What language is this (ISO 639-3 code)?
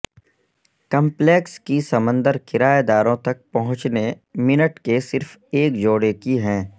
urd